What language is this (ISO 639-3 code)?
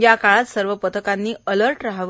mar